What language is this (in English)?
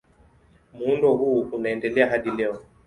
Swahili